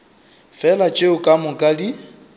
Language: Northern Sotho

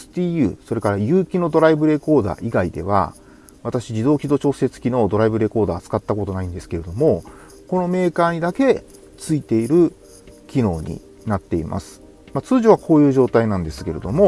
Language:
Japanese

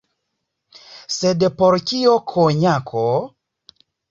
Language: Esperanto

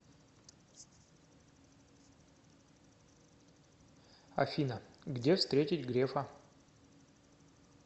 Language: Russian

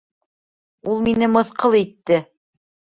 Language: Bashkir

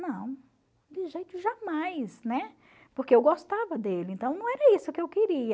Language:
Portuguese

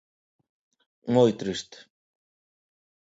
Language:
Galician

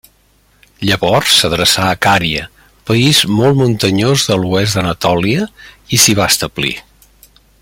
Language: Catalan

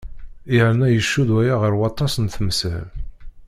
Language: Kabyle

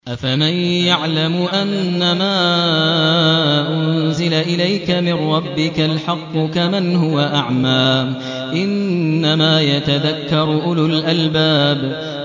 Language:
Arabic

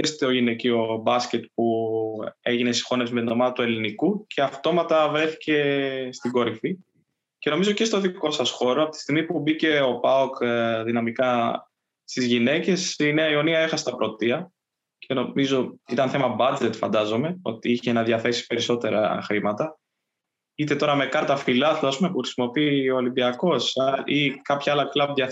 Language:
Greek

